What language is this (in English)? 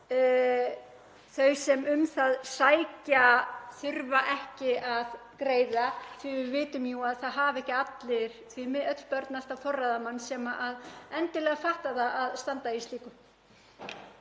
Icelandic